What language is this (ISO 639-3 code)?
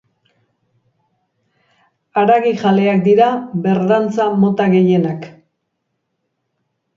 eus